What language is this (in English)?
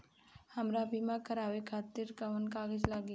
Bhojpuri